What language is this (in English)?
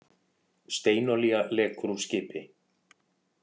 Icelandic